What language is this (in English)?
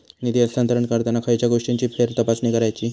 Marathi